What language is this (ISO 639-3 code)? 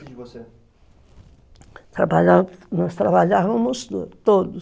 por